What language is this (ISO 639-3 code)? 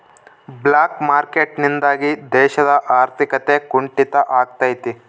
kan